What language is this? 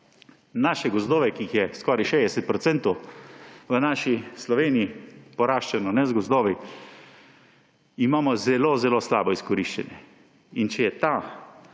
Slovenian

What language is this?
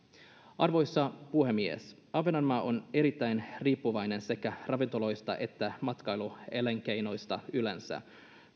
Finnish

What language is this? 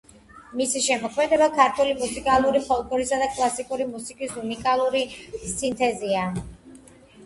Georgian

